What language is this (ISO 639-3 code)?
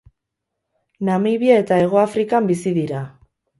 eus